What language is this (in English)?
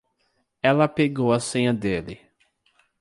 Portuguese